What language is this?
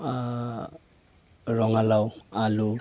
Assamese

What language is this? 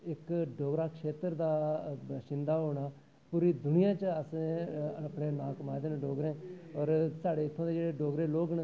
Dogri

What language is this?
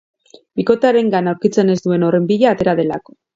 Basque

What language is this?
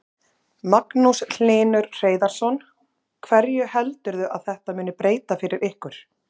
Icelandic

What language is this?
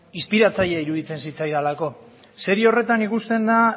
Basque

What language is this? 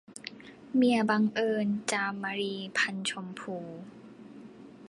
Thai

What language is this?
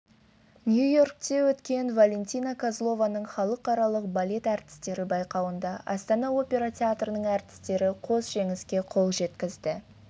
Kazakh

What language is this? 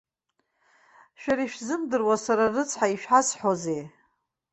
Abkhazian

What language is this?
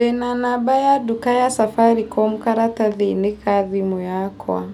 Kikuyu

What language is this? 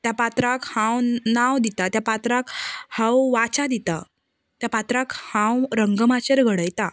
Konkani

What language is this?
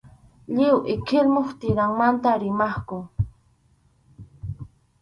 Arequipa-La Unión Quechua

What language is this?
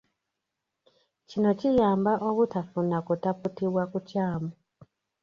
Ganda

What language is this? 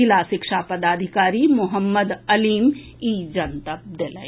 Maithili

